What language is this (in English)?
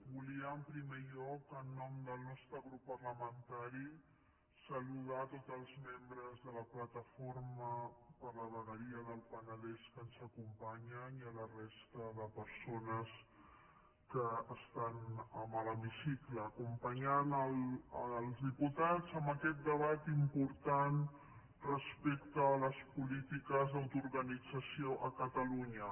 Catalan